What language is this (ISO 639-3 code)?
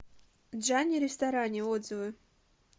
rus